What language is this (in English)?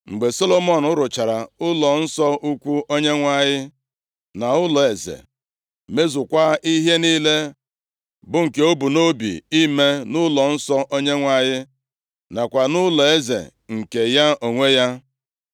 Igbo